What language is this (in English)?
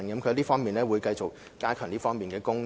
Cantonese